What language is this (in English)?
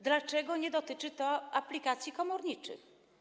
Polish